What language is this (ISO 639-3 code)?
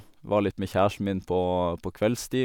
nor